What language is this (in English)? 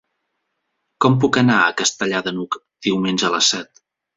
Catalan